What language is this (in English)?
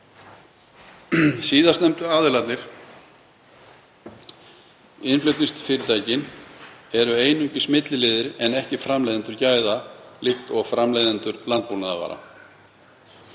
Icelandic